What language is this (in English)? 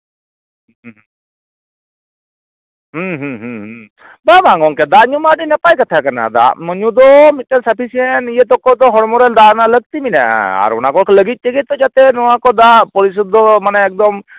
Santali